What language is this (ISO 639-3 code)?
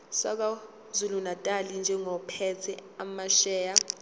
zul